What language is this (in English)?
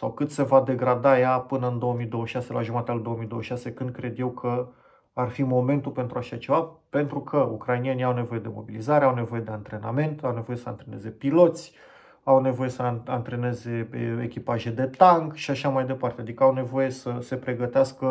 Romanian